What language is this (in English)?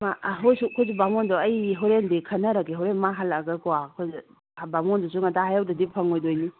Manipuri